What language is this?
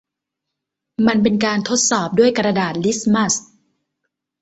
Thai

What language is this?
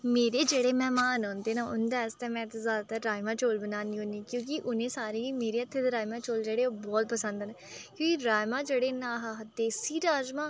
Dogri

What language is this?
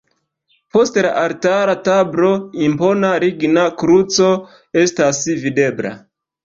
Esperanto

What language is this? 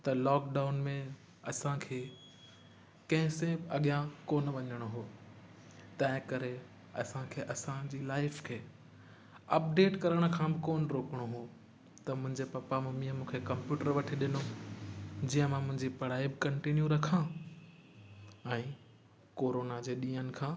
Sindhi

